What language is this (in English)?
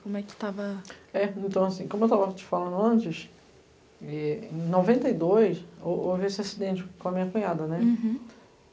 Portuguese